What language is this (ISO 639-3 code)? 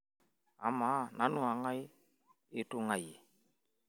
mas